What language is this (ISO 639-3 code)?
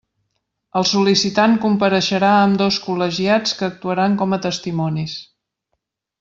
cat